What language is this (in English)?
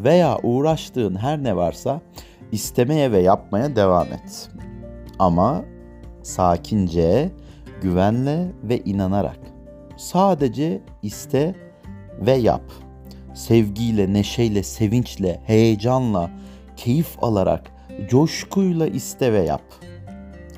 Turkish